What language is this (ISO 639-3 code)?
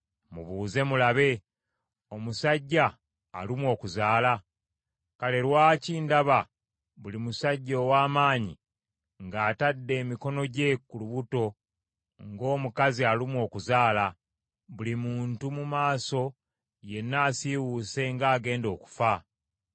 lug